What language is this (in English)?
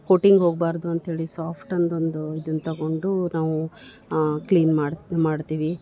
Kannada